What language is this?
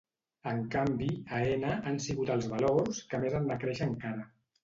Catalan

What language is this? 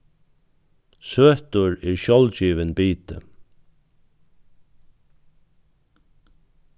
Faroese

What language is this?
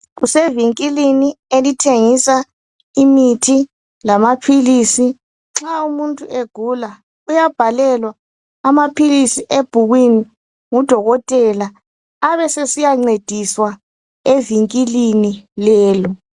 North Ndebele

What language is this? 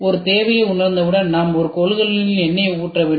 Tamil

